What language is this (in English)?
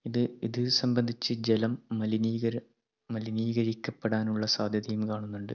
Malayalam